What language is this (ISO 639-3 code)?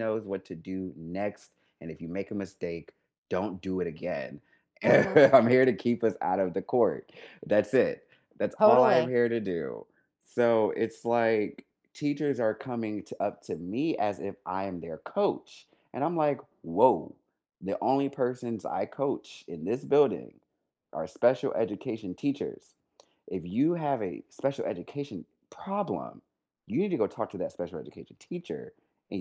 eng